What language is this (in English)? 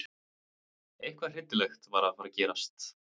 Icelandic